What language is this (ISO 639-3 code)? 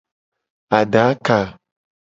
gej